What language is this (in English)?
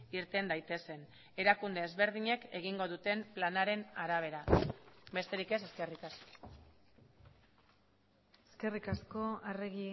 Basque